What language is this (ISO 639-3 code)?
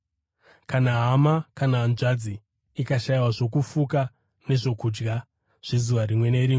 sna